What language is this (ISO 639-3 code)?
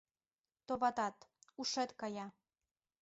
chm